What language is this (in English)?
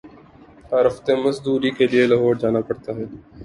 Urdu